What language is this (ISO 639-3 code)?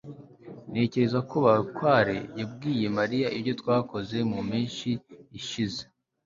kin